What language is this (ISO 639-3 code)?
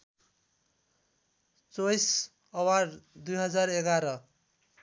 nep